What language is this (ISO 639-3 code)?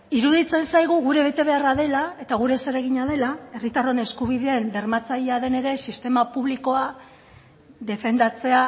eus